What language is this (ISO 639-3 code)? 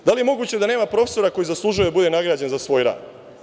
srp